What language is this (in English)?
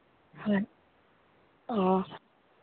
Manipuri